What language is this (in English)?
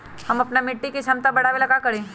Magahi